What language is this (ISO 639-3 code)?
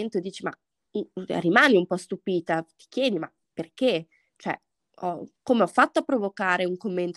ita